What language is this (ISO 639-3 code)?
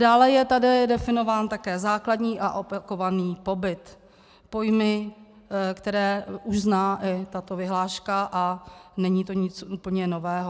ces